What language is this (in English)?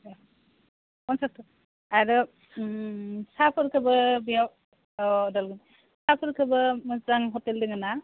Bodo